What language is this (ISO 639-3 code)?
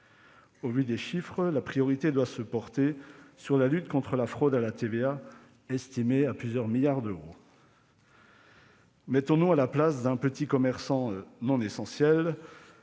fra